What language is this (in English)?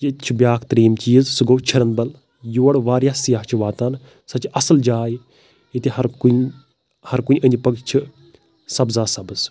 Kashmiri